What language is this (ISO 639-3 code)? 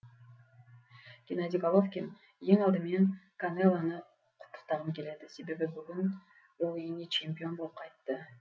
kaz